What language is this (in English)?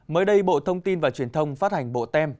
Vietnamese